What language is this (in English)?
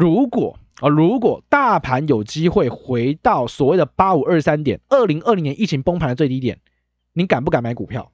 Chinese